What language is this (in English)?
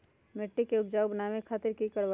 Magahi